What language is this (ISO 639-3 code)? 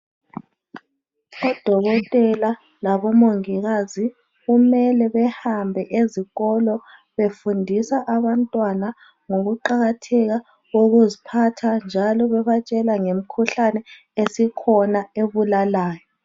nde